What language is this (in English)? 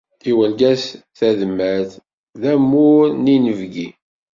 Kabyle